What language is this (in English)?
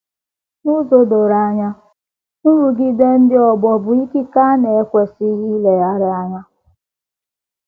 Igbo